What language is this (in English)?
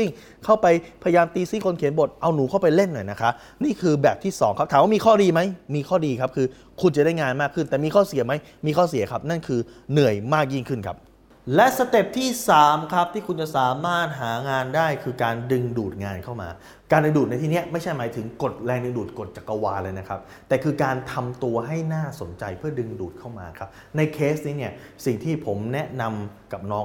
Thai